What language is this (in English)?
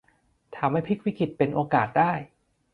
Thai